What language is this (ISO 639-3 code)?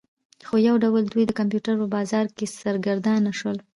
pus